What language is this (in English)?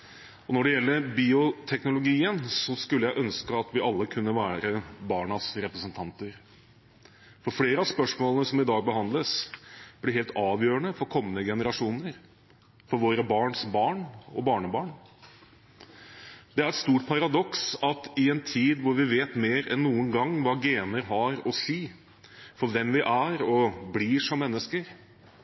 Norwegian Bokmål